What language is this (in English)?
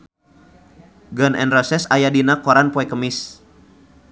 Sundanese